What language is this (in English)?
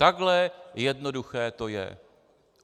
Czech